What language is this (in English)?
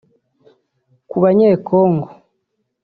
Kinyarwanda